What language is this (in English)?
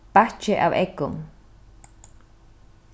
Faroese